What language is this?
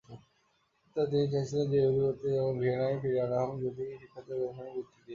Bangla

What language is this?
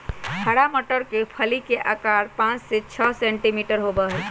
Magahi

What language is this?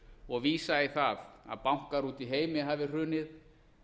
Icelandic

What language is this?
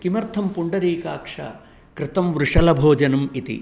Sanskrit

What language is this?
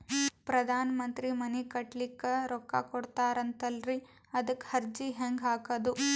Kannada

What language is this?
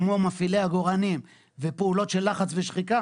Hebrew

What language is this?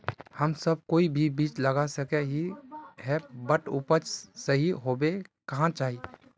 Magahi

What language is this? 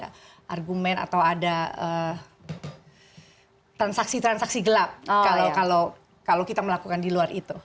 Indonesian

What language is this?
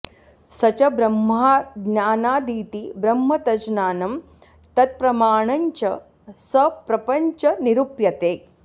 Sanskrit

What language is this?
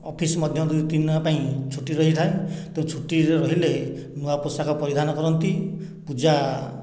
Odia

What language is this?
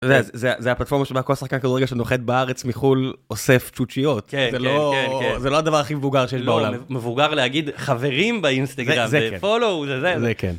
Hebrew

